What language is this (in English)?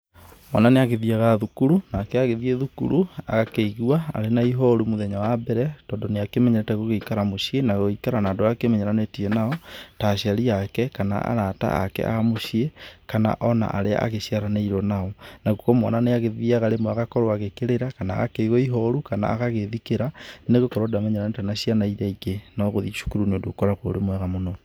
Kikuyu